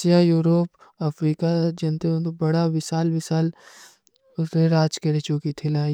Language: Kui (India)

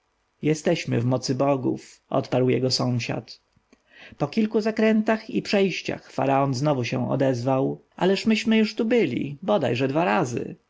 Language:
Polish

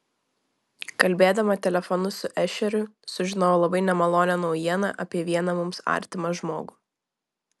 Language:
Lithuanian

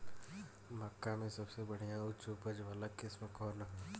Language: Bhojpuri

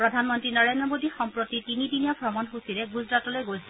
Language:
Assamese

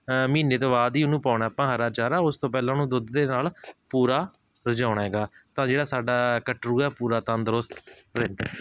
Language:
Punjabi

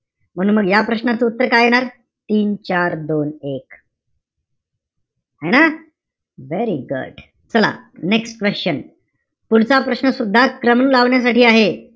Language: Marathi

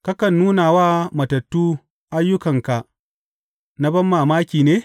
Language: Hausa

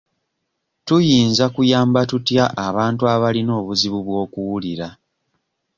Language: Ganda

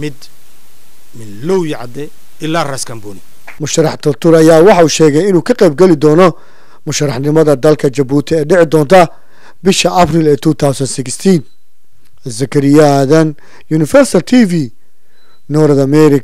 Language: Arabic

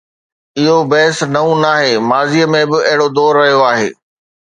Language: Sindhi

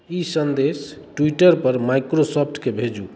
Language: Maithili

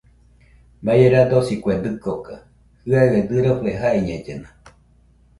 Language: Nüpode Huitoto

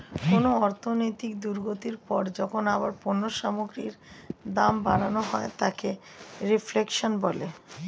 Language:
Bangla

